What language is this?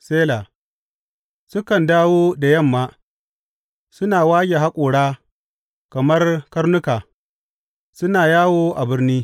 Hausa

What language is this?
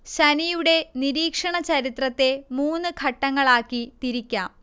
Malayalam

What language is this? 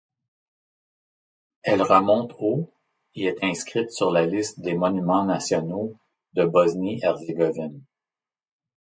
French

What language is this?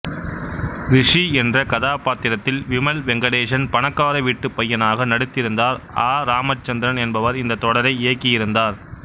Tamil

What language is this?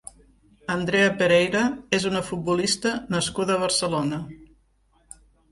Catalan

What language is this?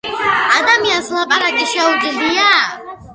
Georgian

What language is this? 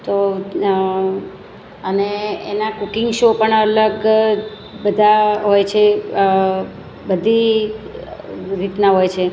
Gujarati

